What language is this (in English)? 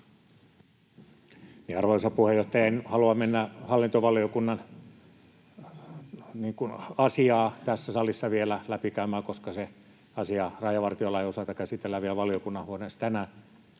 Finnish